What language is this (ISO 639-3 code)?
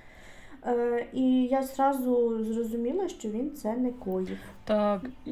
ukr